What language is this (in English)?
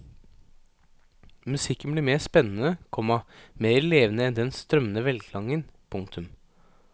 Norwegian